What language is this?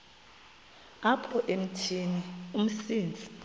Xhosa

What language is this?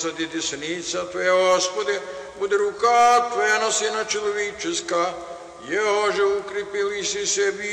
Romanian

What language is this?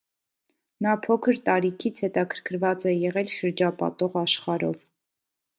Armenian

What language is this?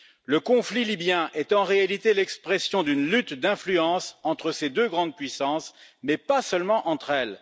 French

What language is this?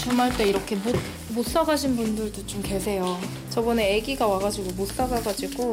Korean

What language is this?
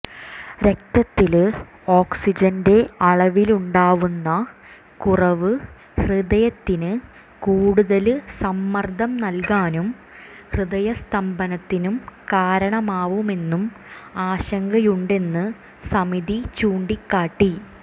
Malayalam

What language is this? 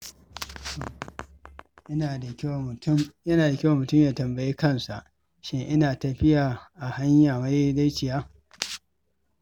Hausa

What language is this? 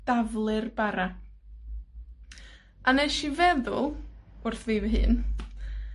Welsh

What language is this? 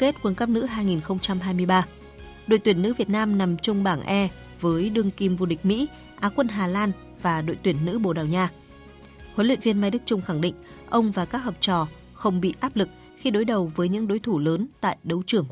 Vietnamese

